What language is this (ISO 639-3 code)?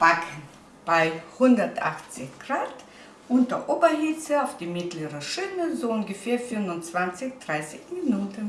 deu